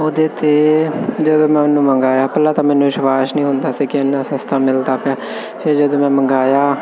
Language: Punjabi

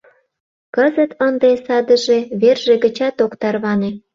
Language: Mari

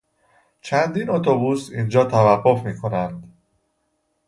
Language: Persian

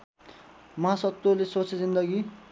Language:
Nepali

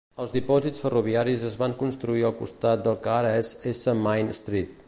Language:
Catalan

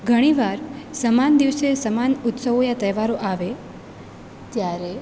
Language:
Gujarati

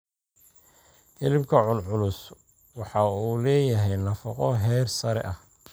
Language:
Somali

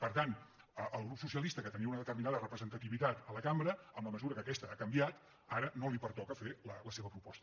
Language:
Catalan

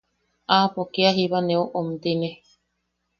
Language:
Yaqui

